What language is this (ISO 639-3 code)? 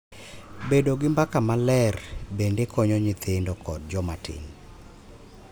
luo